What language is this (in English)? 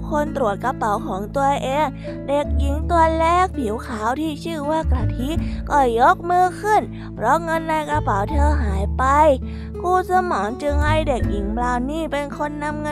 Thai